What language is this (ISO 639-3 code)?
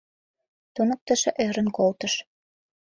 chm